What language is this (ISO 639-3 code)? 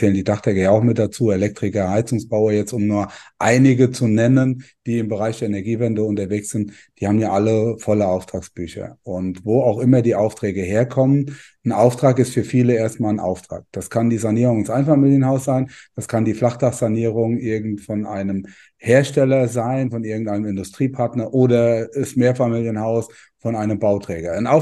deu